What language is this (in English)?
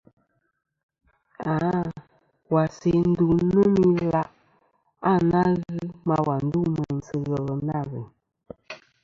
Kom